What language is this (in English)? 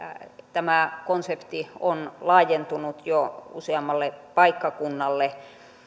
Finnish